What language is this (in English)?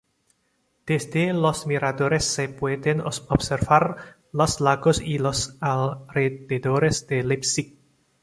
Spanish